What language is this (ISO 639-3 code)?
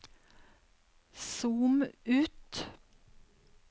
nor